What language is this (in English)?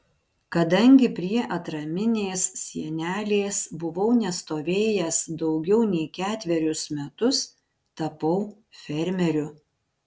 Lithuanian